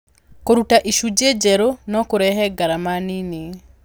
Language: Kikuyu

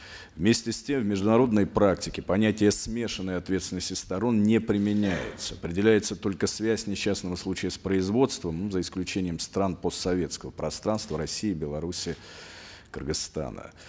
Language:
Kazakh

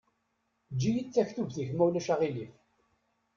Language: Kabyle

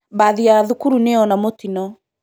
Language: Kikuyu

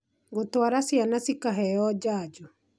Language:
Kikuyu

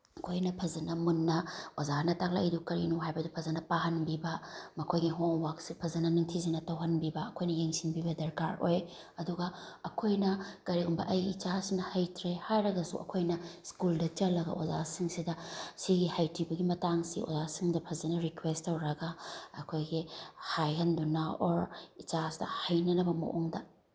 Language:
Manipuri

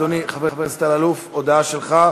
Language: Hebrew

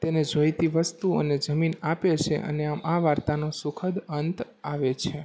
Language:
Gujarati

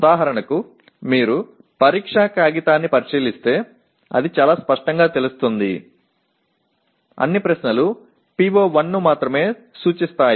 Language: Telugu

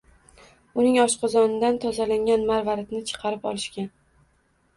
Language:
Uzbek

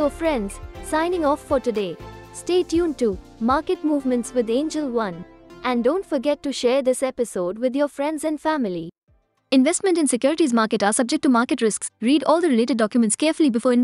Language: Hindi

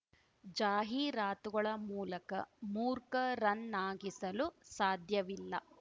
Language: Kannada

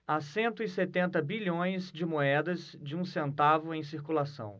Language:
Portuguese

